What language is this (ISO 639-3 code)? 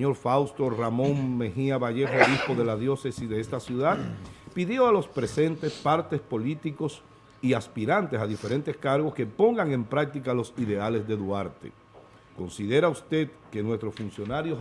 spa